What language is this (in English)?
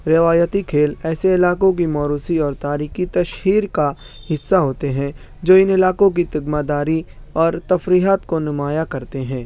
Urdu